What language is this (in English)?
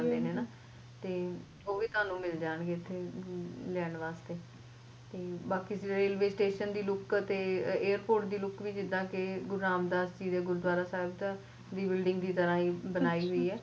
Punjabi